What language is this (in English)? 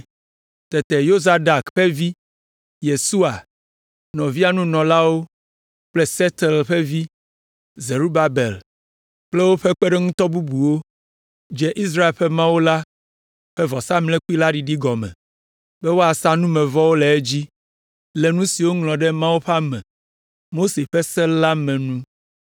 Ewe